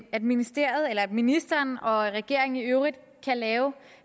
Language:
Danish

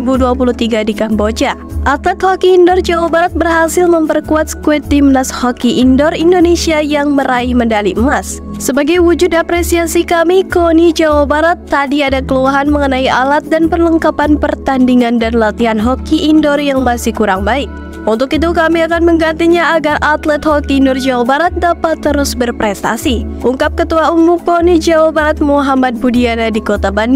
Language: Indonesian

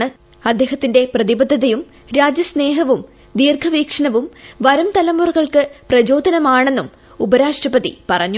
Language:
Malayalam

